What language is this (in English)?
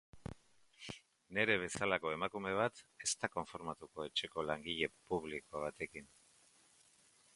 Basque